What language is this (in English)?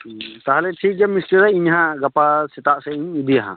Santali